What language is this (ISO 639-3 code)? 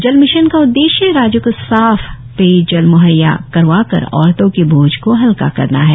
hin